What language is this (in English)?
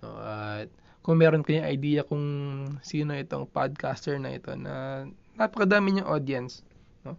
Filipino